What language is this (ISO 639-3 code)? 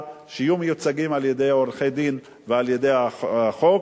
heb